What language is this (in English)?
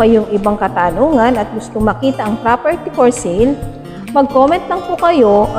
Filipino